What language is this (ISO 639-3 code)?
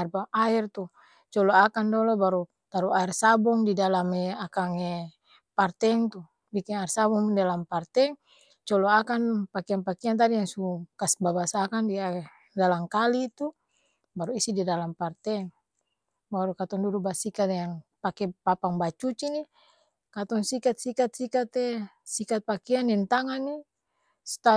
abs